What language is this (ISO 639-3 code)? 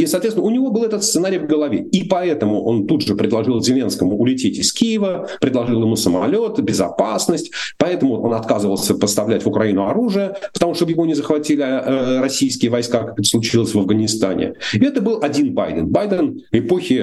rus